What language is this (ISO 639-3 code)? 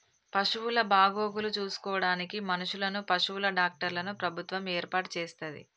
tel